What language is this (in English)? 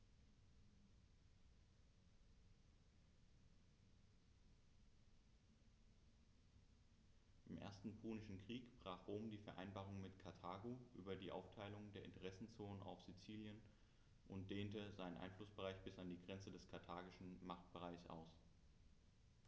German